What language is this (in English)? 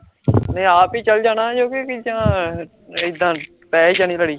Punjabi